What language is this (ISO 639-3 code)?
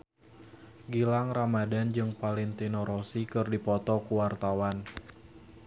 sun